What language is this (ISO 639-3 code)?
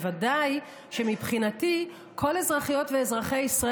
heb